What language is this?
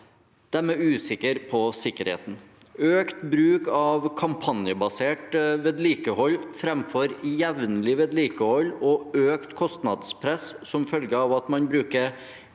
Norwegian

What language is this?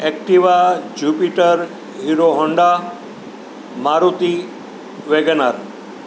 Gujarati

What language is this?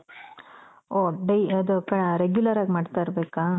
Kannada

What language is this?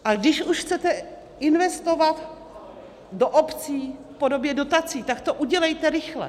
Czech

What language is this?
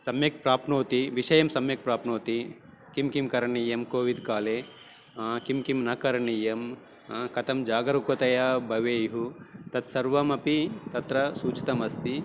Sanskrit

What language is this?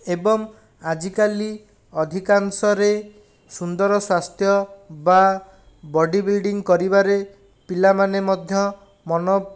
Odia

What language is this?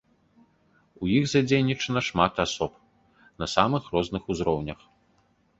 Belarusian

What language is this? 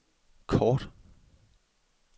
Danish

